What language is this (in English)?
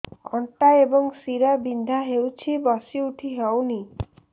Odia